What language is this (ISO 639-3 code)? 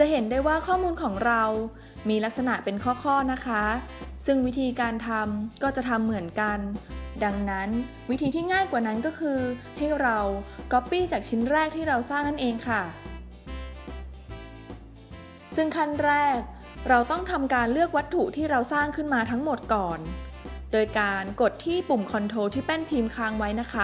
tha